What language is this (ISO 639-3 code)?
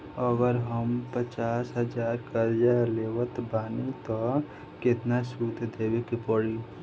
bho